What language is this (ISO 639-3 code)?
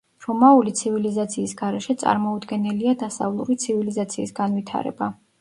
kat